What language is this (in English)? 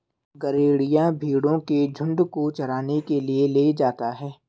Hindi